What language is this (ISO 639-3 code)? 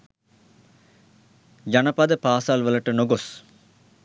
sin